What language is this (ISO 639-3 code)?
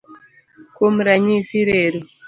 luo